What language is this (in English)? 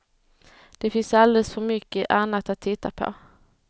Swedish